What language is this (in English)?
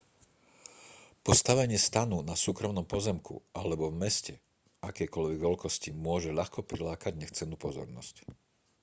Slovak